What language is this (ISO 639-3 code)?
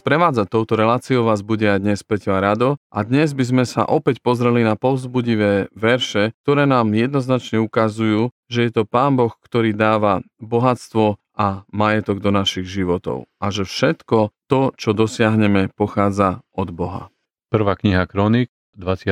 slk